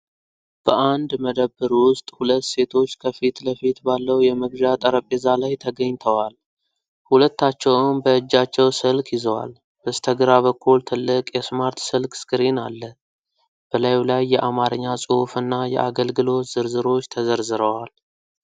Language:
Amharic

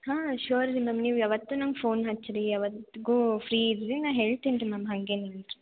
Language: Kannada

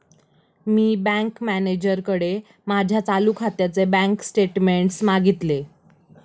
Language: Marathi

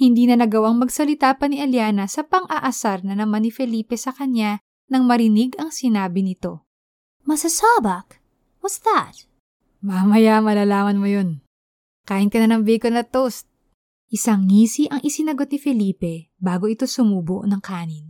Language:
Filipino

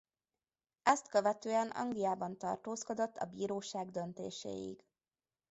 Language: Hungarian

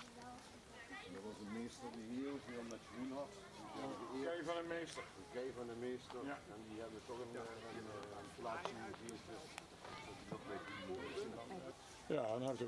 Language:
Dutch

